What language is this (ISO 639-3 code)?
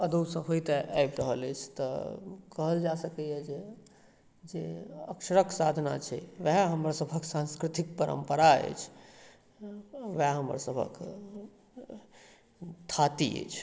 mai